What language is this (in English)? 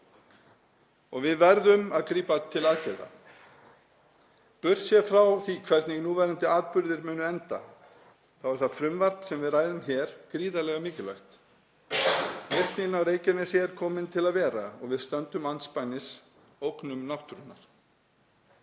Icelandic